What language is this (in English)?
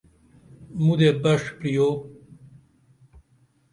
Dameli